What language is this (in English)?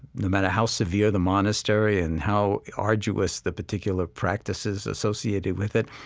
English